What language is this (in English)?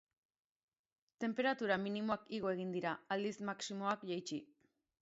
Basque